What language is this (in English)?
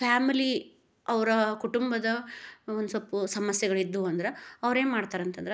Kannada